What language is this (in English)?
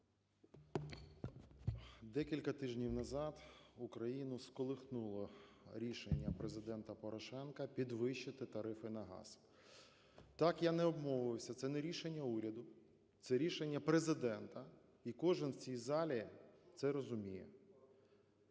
Ukrainian